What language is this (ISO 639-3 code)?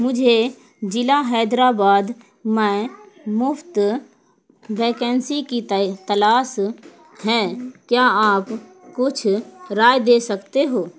urd